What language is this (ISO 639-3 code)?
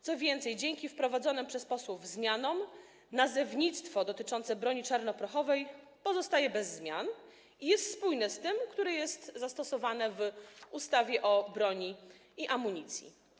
pol